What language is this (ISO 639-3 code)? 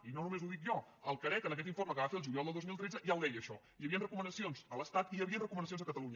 cat